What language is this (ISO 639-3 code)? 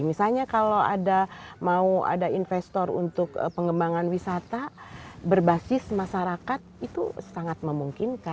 ind